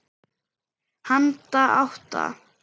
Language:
Icelandic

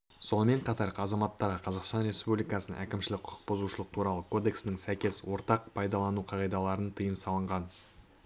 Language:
Kazakh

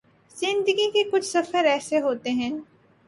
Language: Urdu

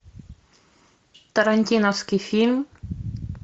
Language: Russian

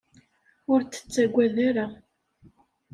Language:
Kabyle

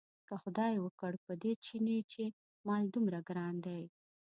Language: Pashto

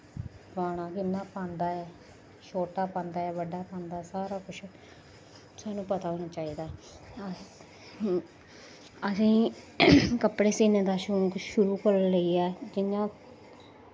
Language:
Dogri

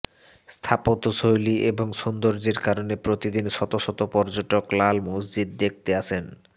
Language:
Bangla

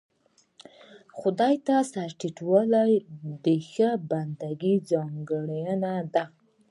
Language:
Pashto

